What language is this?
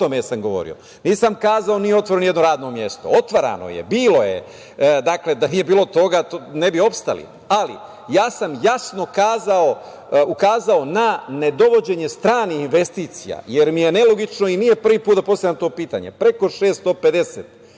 Serbian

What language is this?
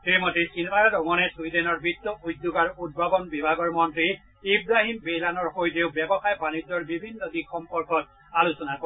Assamese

